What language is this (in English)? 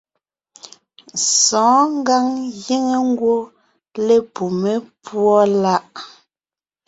Ngiemboon